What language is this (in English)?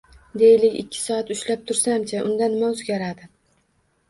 Uzbek